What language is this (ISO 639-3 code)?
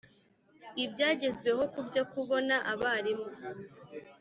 kin